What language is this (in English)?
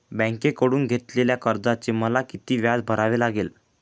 Marathi